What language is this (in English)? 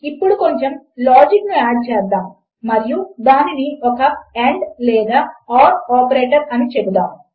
Telugu